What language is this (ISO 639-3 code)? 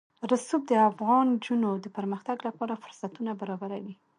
pus